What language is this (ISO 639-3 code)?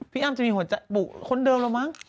tha